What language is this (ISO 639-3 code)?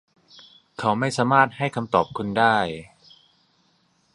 tha